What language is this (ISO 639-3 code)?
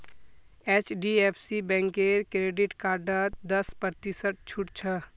mag